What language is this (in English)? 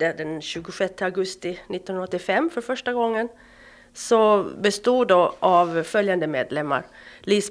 Swedish